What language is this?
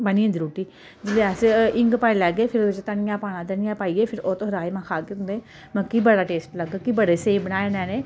Dogri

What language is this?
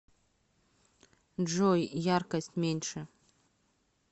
Russian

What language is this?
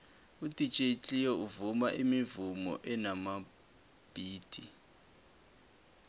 South Ndebele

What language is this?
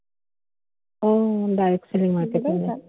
Assamese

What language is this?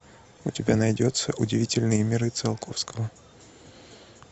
Russian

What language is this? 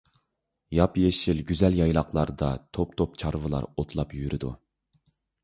Uyghur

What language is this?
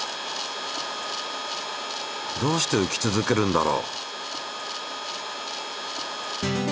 Japanese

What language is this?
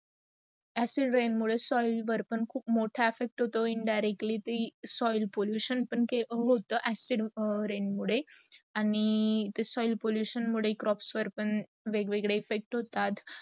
Marathi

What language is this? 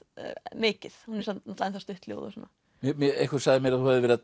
Icelandic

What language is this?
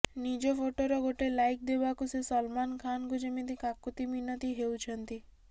Odia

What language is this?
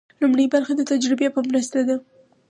Pashto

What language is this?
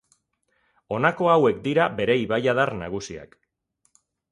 Basque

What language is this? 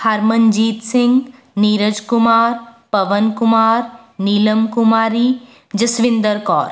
Punjabi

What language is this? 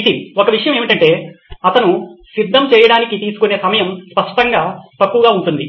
Telugu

